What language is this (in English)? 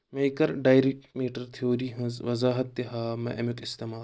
Kashmiri